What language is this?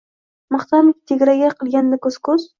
Uzbek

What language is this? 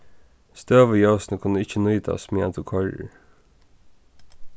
Faroese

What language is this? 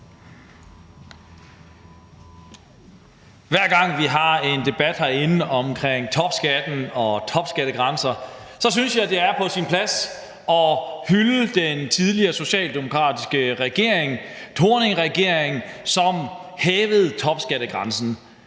Danish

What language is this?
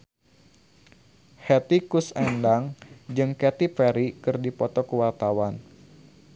Sundanese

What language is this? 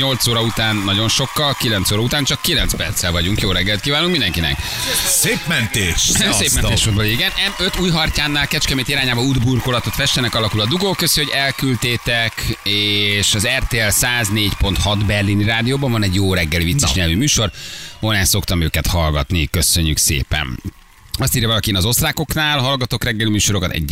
Hungarian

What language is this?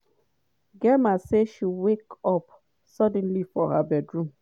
Nigerian Pidgin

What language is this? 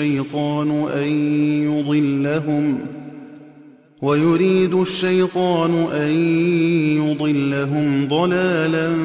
Arabic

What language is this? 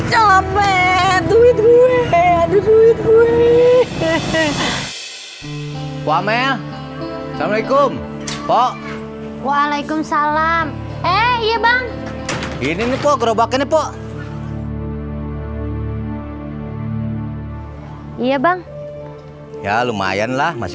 Indonesian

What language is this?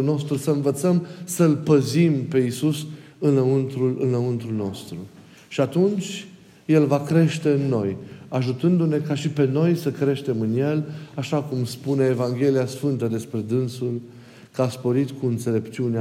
Romanian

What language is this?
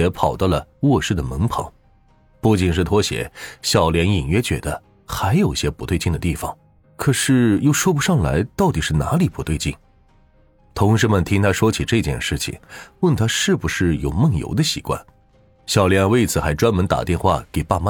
Chinese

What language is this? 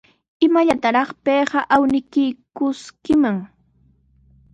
Sihuas Ancash Quechua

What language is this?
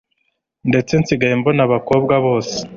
Kinyarwanda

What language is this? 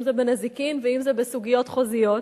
Hebrew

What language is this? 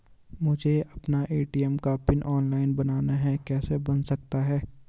Hindi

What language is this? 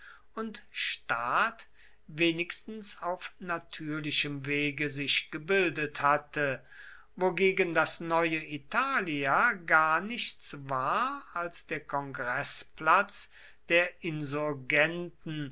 German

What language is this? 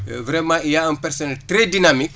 Wolof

